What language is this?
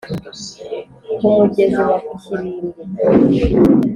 Kinyarwanda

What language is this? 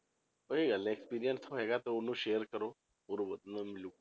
Punjabi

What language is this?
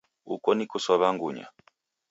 Taita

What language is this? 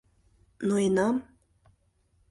Mari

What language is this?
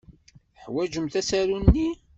Kabyle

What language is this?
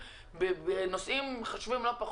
Hebrew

